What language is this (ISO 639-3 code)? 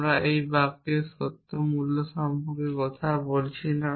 ben